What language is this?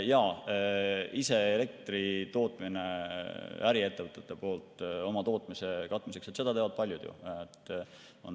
Estonian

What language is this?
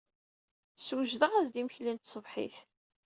Kabyle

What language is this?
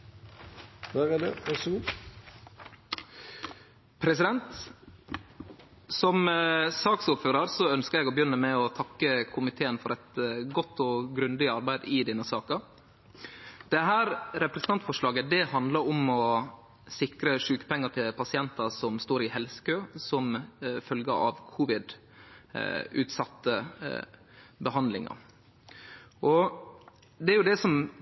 Norwegian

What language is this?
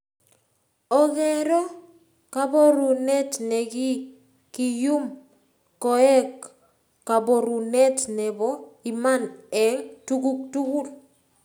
Kalenjin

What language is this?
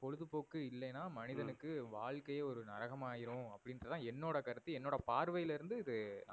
Tamil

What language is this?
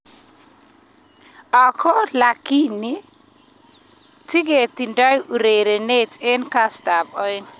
Kalenjin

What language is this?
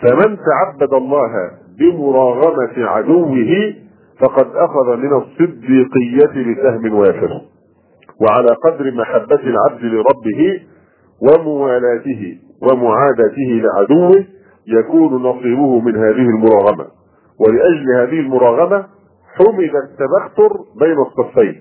Arabic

